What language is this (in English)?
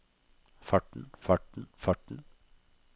Norwegian